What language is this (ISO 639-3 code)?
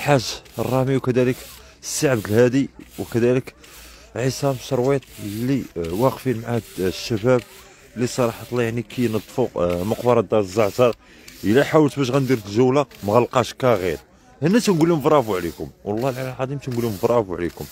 ara